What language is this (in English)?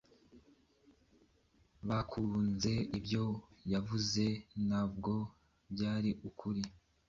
Kinyarwanda